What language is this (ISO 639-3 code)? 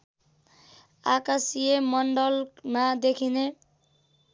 nep